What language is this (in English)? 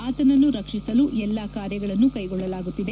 Kannada